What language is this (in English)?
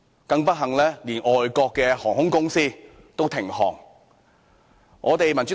Cantonese